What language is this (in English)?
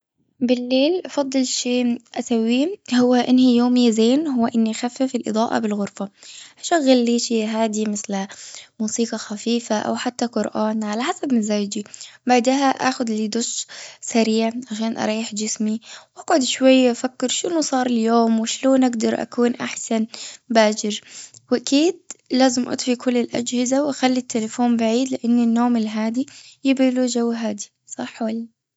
Gulf Arabic